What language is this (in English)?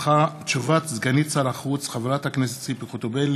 Hebrew